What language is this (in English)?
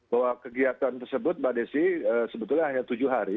Indonesian